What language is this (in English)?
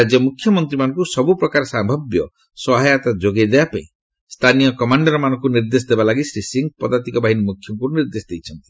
Odia